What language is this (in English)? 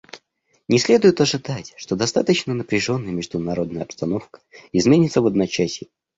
Russian